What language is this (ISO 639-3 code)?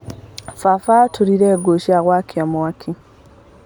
kik